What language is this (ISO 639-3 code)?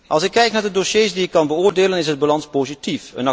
nld